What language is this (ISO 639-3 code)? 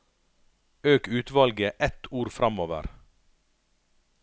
nor